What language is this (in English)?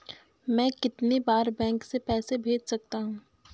Hindi